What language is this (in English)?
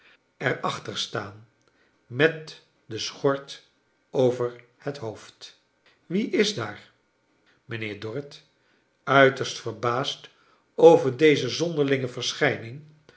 Dutch